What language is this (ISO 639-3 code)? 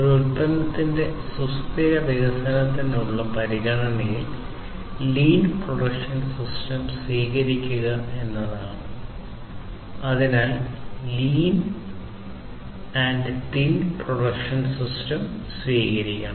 mal